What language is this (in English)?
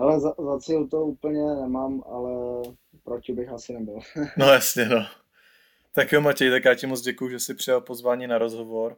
Czech